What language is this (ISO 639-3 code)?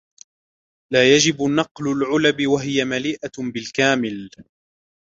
ara